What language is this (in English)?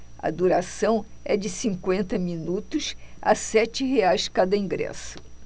Portuguese